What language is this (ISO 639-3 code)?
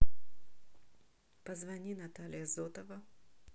rus